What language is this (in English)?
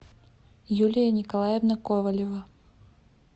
Russian